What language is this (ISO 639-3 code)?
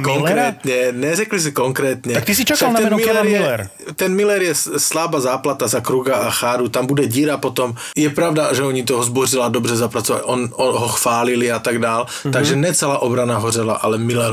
slk